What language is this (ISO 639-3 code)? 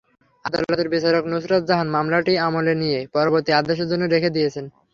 ben